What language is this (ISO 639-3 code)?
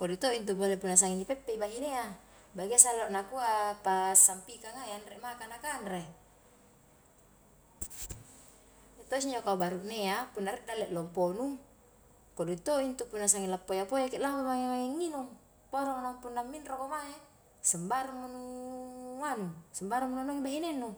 kjk